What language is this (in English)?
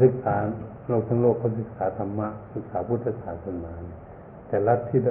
Thai